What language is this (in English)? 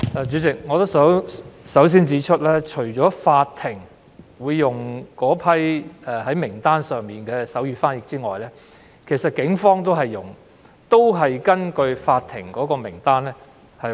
Cantonese